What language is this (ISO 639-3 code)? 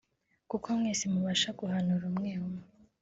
kin